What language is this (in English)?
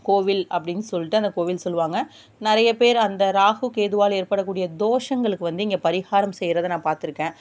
Tamil